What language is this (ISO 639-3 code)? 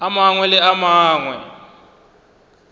nso